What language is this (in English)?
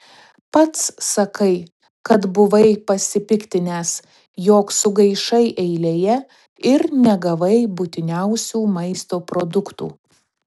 Lithuanian